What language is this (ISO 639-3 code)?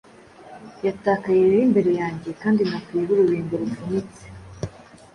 kin